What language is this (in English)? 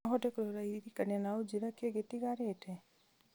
Kikuyu